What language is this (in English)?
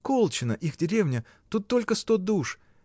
Russian